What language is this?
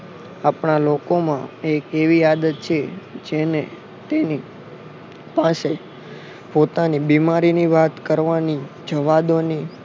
Gujarati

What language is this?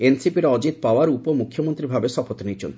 Odia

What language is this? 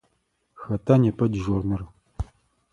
Adyghe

